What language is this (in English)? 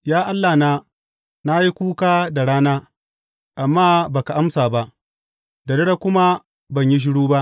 Hausa